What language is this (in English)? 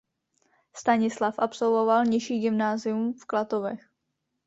Czech